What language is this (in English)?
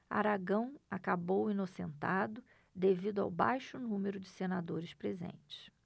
Portuguese